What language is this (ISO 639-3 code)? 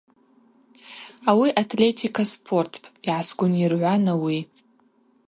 abq